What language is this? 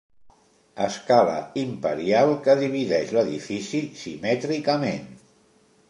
Catalan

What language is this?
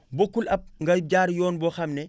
Wolof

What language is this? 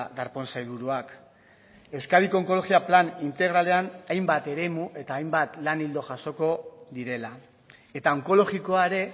Basque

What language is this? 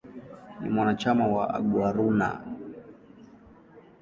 Swahili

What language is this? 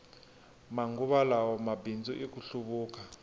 Tsonga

